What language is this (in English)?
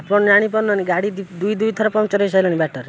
Odia